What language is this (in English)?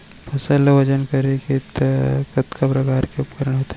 Chhattisgarhi